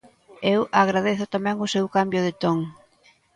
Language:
Galician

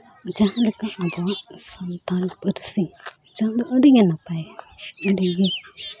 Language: Santali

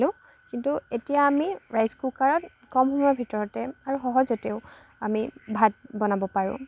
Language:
Assamese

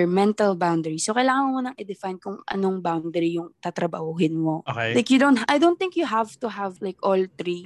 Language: Filipino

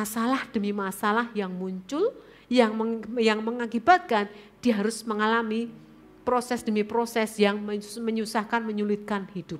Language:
Indonesian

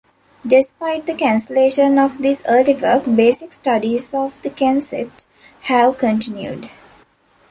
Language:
English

